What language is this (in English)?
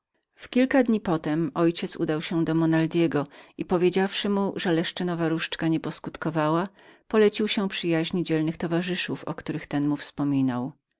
Polish